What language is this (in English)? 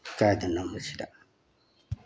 Manipuri